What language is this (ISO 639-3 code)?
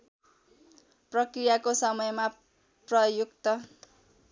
nep